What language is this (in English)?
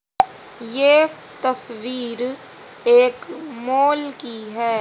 Hindi